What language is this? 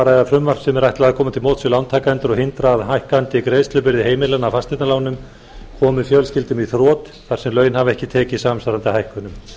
Icelandic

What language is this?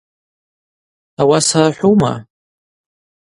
Abaza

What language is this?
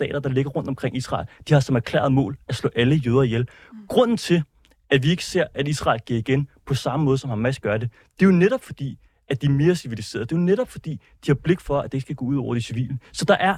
Danish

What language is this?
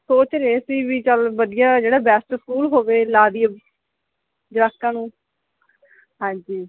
Punjabi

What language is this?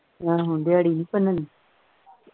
Punjabi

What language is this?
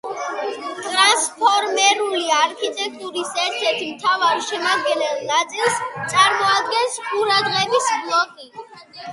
Georgian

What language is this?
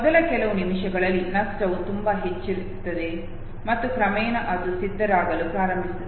Kannada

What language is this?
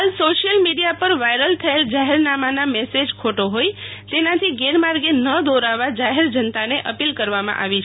Gujarati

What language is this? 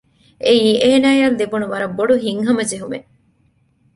Divehi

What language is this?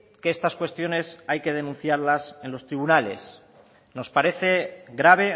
Spanish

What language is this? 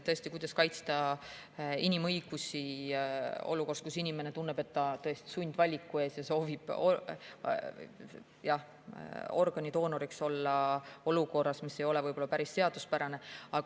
Estonian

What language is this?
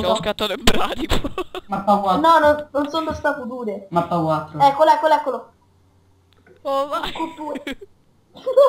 Italian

